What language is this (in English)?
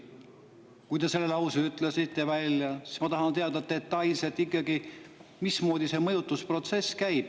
Estonian